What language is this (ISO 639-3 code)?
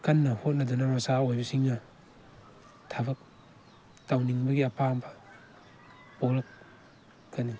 mni